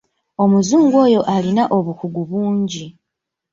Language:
Ganda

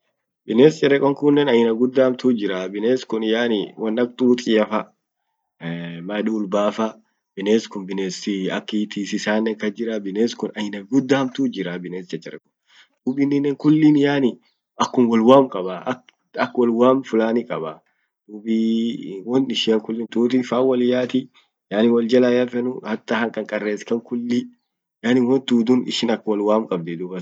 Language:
Orma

